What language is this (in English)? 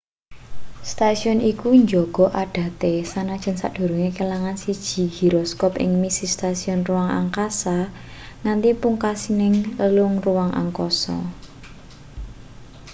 Javanese